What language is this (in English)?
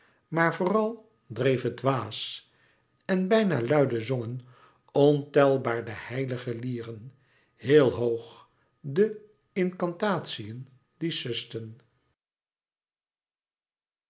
Dutch